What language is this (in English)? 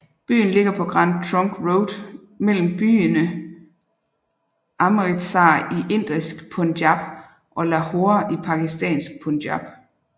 Danish